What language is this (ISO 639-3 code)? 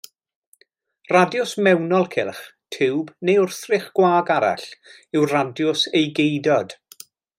cym